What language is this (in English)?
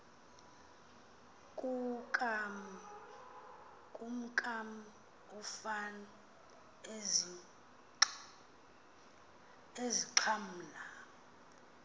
Xhosa